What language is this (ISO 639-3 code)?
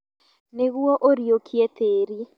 kik